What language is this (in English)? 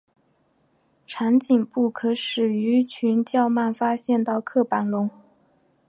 Chinese